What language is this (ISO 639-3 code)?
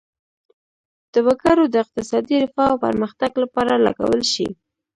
pus